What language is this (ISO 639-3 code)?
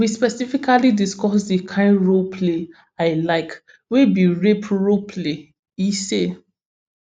pcm